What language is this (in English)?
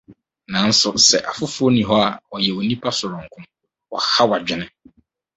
Akan